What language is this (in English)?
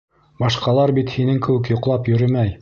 Bashkir